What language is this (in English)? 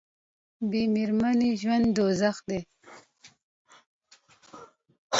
Pashto